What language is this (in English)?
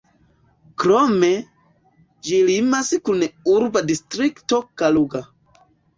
Esperanto